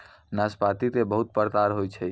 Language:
Maithili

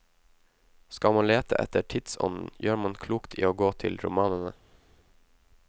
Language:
Norwegian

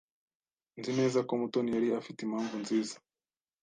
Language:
Kinyarwanda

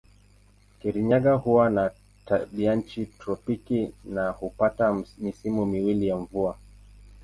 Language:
Swahili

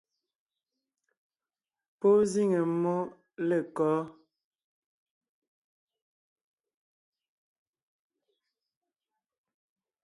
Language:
Ngiemboon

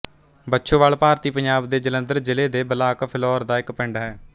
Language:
Punjabi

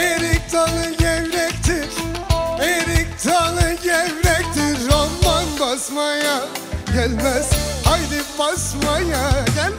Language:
Turkish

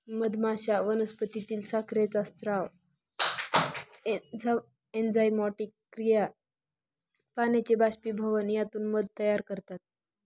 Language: Marathi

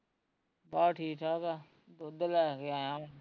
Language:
Punjabi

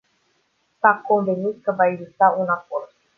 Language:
Romanian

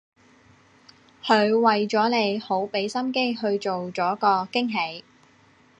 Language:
Cantonese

